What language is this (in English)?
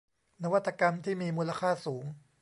Thai